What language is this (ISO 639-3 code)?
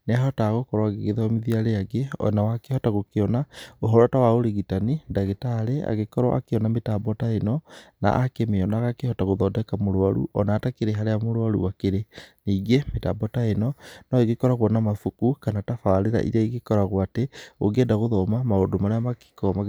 kik